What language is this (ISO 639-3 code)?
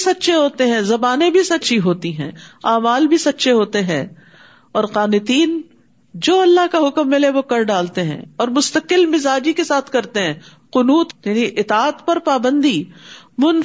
urd